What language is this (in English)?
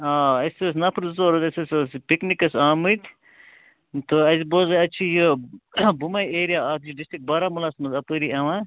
Kashmiri